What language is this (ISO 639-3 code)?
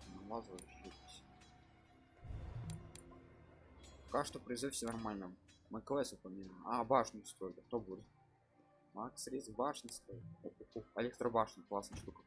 rus